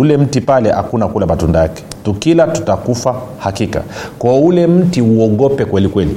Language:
Swahili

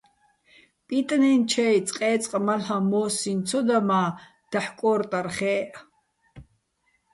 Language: Bats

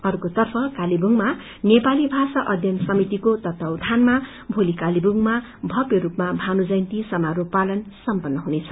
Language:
Nepali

